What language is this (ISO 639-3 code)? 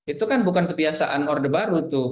ind